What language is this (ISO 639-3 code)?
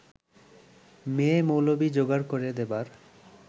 ben